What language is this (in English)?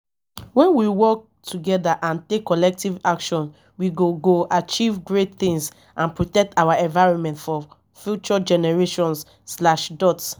Nigerian Pidgin